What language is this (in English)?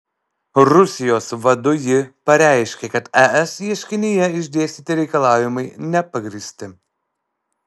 Lithuanian